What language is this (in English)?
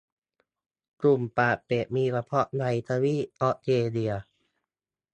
Thai